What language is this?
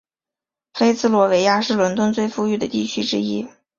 Chinese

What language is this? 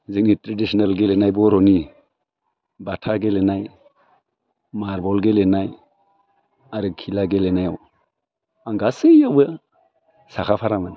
Bodo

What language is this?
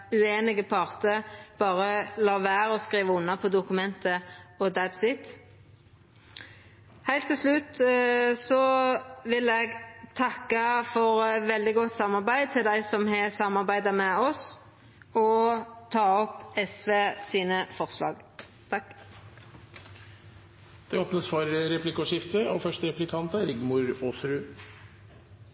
Norwegian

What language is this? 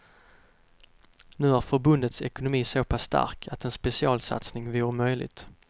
Swedish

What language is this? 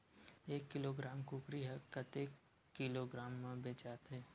Chhattisgarhi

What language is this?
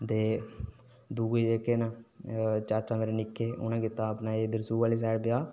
Dogri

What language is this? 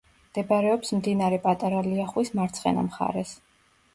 Georgian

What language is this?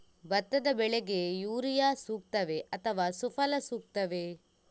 Kannada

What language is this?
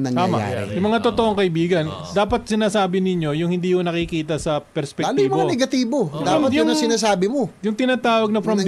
Filipino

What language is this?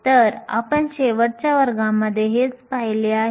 Marathi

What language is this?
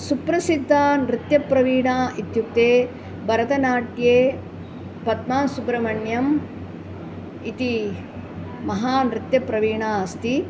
Sanskrit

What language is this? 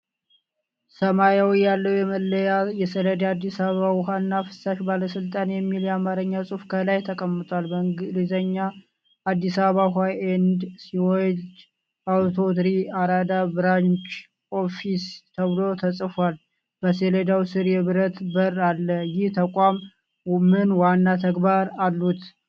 Amharic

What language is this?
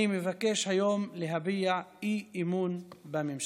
Hebrew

